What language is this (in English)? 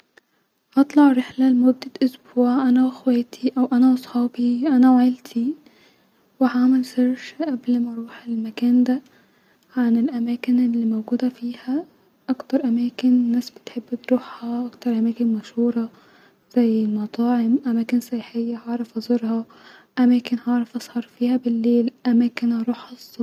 Egyptian Arabic